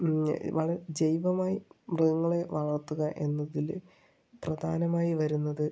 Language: Malayalam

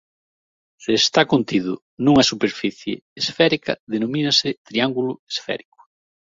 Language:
Galician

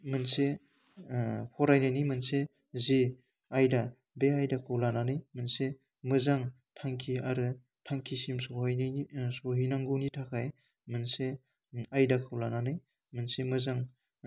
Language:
Bodo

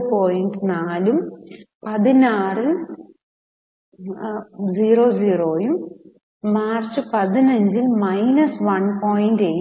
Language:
Malayalam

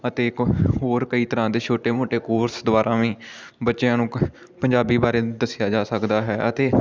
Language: Punjabi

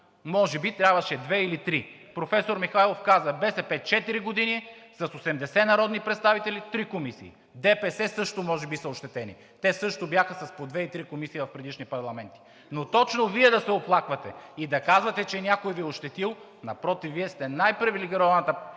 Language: Bulgarian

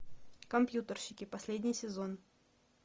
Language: Russian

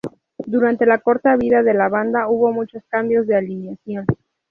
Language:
Spanish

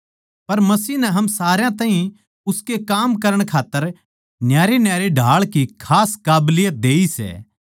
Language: Haryanvi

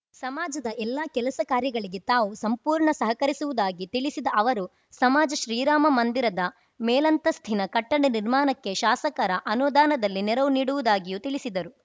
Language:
Kannada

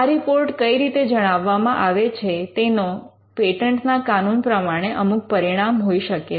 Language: Gujarati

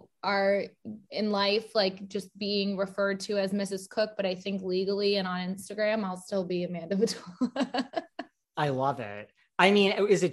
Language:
English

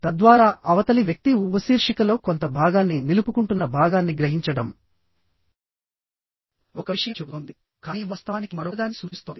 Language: Telugu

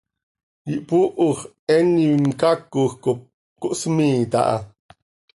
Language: Seri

